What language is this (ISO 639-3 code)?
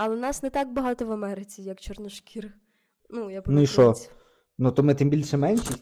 ukr